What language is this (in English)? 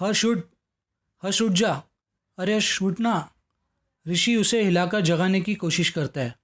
Hindi